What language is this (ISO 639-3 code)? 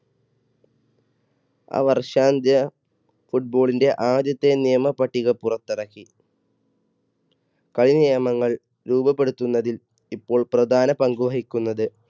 mal